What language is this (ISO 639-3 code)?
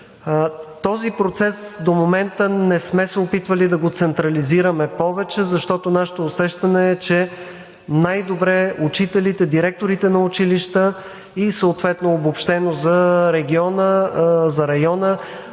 bul